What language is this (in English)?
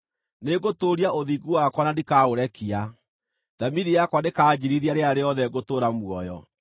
Kikuyu